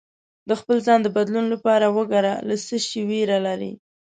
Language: Pashto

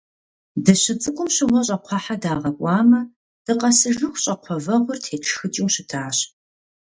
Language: Kabardian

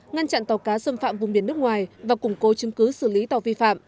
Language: Vietnamese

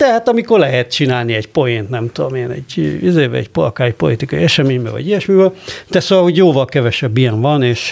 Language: Hungarian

